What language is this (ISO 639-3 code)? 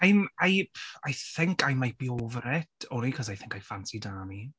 eng